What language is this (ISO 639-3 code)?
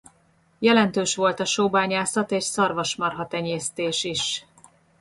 hun